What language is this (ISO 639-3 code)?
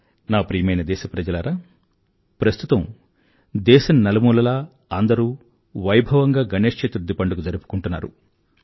tel